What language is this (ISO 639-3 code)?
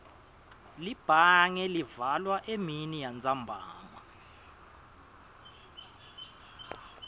ssw